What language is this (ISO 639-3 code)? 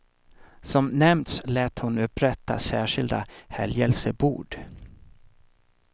swe